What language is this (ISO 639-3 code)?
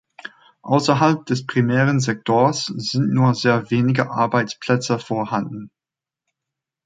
deu